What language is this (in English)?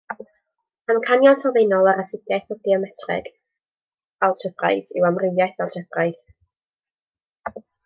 Welsh